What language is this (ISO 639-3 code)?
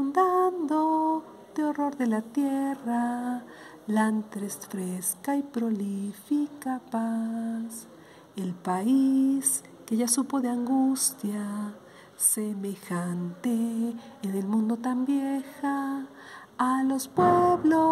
spa